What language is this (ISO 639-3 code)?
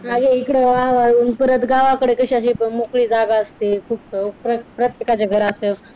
mar